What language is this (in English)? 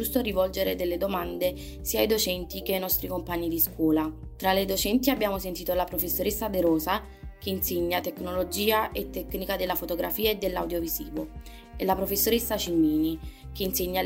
Italian